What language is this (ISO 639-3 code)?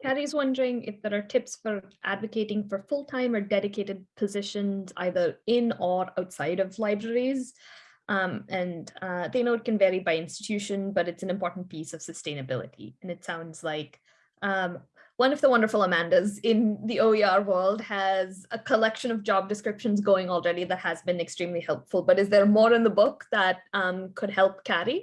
eng